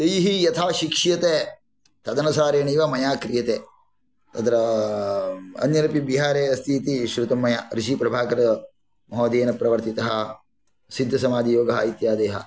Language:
Sanskrit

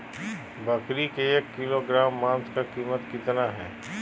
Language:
Magahi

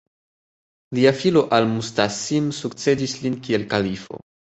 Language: Esperanto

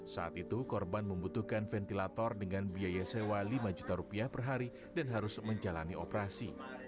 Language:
Indonesian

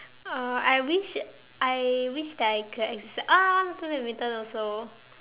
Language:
English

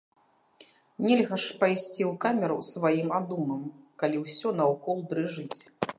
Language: Belarusian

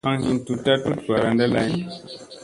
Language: Musey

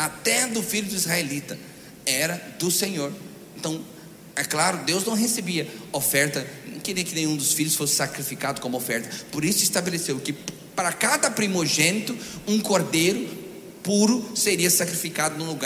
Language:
Portuguese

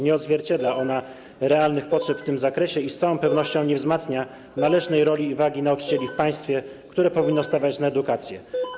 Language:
Polish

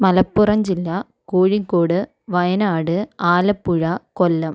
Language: Malayalam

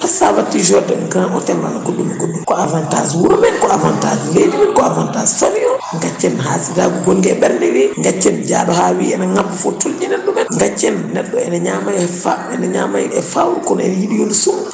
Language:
Fula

